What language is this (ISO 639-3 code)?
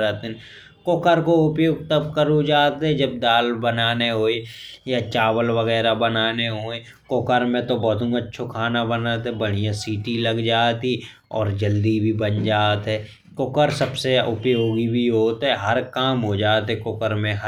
bns